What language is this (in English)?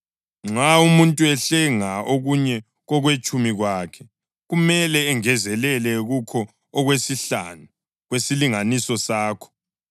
North Ndebele